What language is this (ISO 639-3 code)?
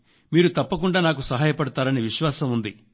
tel